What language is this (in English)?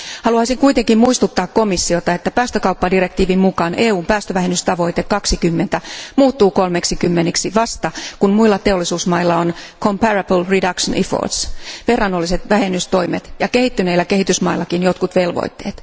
Finnish